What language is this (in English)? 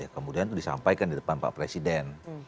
Indonesian